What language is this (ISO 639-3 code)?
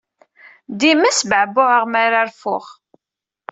kab